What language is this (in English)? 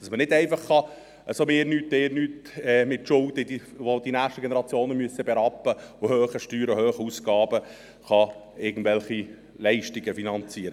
Swiss German